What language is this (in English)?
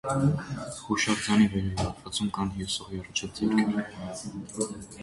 Armenian